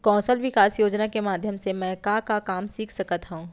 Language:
Chhattisgarhi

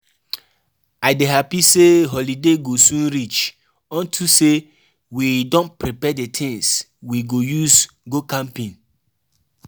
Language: Nigerian Pidgin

